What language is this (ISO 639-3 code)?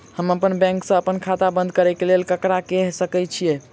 mai